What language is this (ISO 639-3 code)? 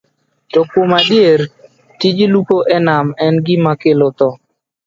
luo